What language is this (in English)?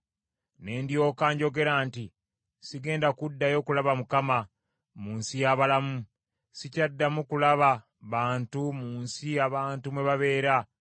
Ganda